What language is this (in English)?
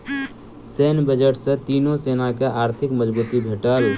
Maithili